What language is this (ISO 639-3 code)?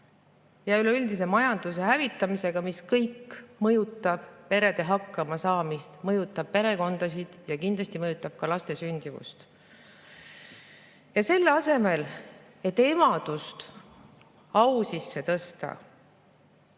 est